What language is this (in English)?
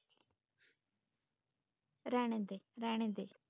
Punjabi